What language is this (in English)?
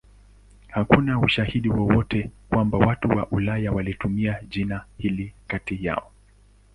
Swahili